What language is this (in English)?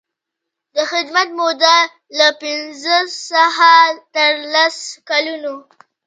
Pashto